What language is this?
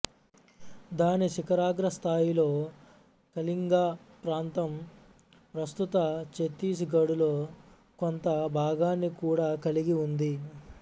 Telugu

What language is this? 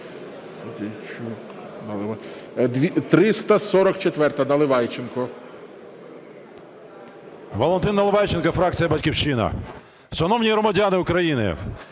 Ukrainian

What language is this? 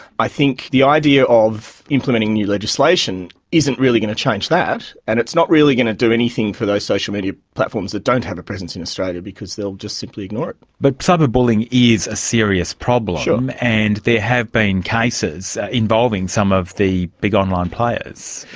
English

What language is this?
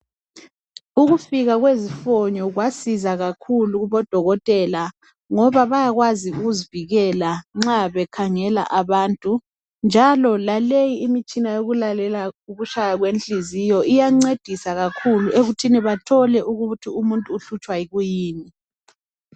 North Ndebele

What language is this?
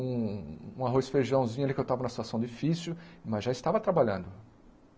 Portuguese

